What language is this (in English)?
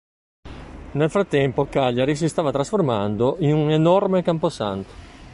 Italian